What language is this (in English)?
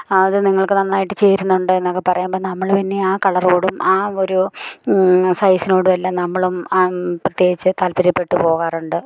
Malayalam